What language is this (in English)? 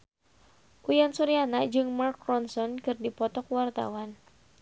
Sundanese